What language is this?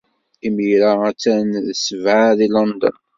Kabyle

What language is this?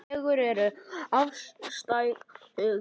Icelandic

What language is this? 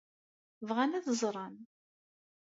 Kabyle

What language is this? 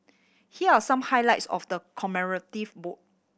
English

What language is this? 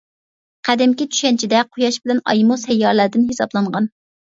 Uyghur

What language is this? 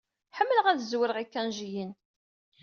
Kabyle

